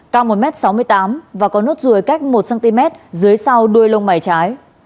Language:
Vietnamese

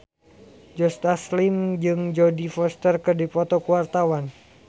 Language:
Sundanese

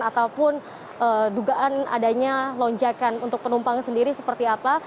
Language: Indonesian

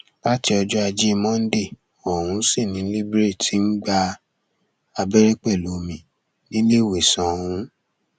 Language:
Yoruba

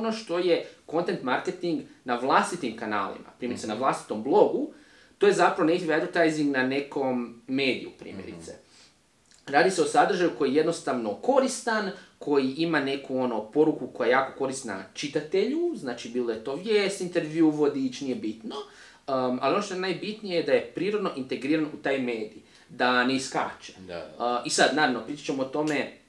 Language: Croatian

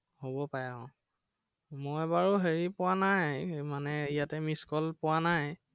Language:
Assamese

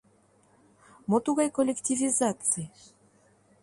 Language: Mari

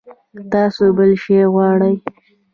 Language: Pashto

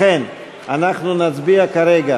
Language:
Hebrew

